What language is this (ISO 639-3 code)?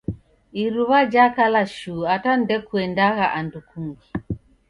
dav